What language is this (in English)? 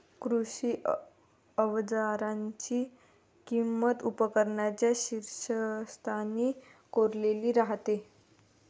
Marathi